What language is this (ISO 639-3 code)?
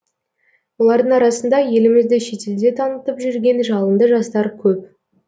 kaz